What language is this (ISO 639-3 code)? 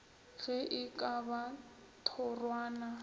nso